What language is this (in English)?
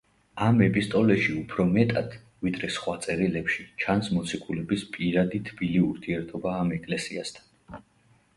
Georgian